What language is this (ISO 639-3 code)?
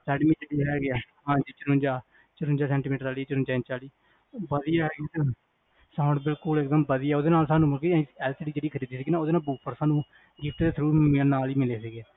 pan